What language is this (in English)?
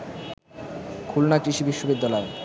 Bangla